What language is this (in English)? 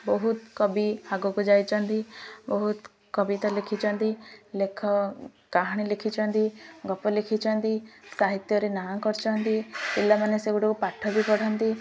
Odia